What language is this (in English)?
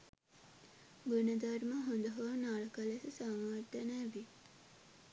Sinhala